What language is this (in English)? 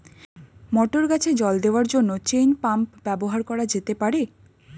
Bangla